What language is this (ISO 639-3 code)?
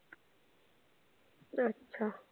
mar